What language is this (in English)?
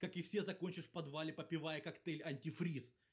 Russian